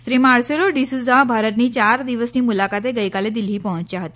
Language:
Gujarati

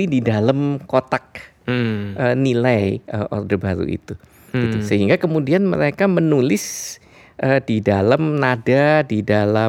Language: Indonesian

